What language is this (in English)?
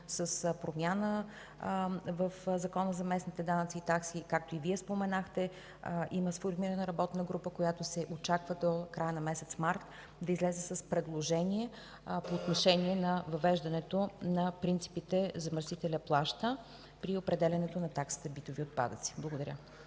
Bulgarian